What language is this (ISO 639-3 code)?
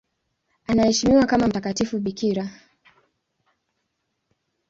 swa